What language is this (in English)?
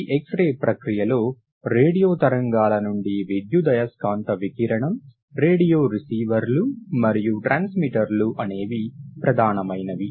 Telugu